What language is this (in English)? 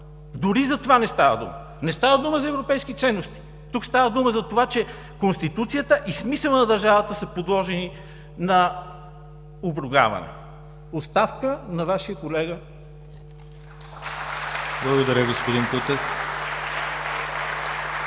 Bulgarian